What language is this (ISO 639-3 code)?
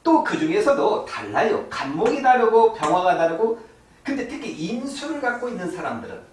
kor